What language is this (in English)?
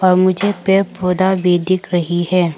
Hindi